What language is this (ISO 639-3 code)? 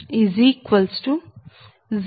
tel